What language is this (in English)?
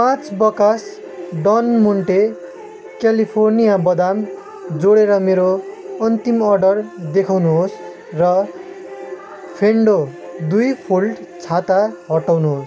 Nepali